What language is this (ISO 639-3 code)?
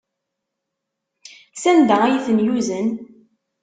kab